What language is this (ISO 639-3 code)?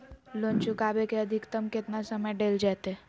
mag